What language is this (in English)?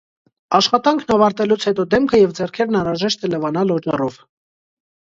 Armenian